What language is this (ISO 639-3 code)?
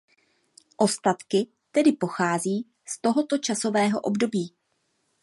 ces